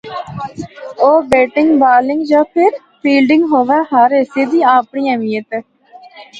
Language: Northern Hindko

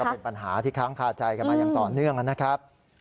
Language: Thai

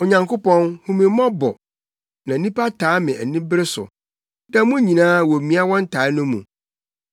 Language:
Akan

